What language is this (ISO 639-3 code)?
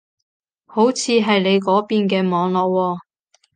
yue